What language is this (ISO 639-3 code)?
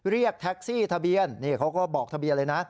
tha